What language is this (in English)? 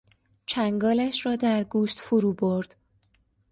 Persian